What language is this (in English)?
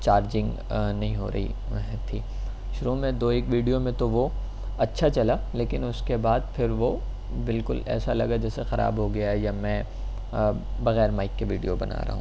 Urdu